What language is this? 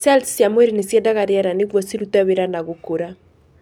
Kikuyu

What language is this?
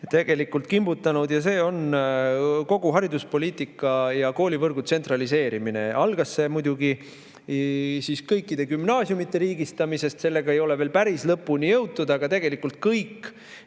Estonian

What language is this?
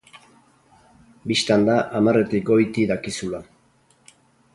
Basque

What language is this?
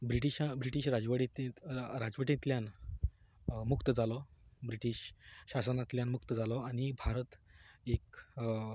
Konkani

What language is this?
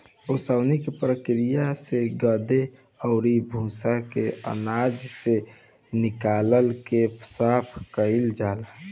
Bhojpuri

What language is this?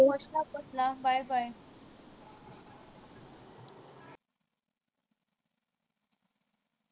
Punjabi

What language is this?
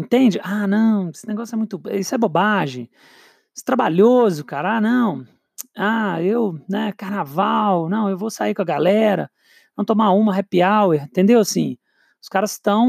Portuguese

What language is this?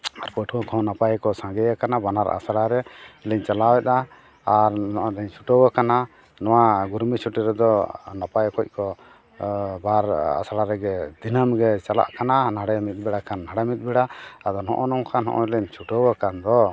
Santali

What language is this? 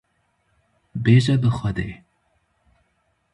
Kurdish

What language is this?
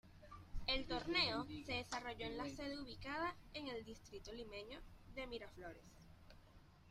Spanish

